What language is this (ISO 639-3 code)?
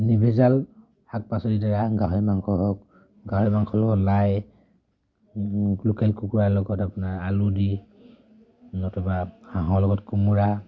asm